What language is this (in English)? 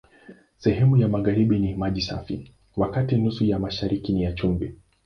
Swahili